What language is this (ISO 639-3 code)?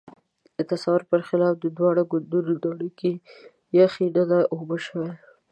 pus